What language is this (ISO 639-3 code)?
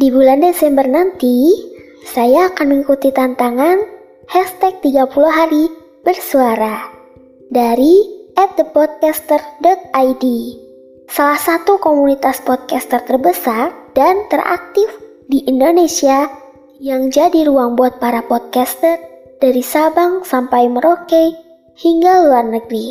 ind